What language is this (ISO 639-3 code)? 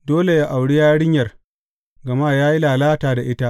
hau